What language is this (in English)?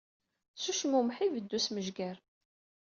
Kabyle